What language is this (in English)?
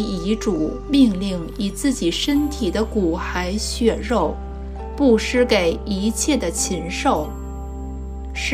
Chinese